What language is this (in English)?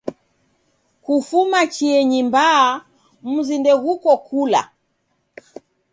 Taita